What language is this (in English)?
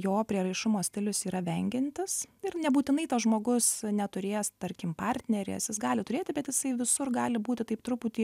Lithuanian